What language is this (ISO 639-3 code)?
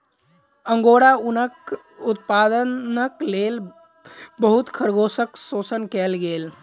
mai